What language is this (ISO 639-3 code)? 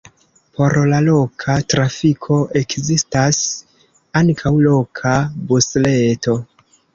epo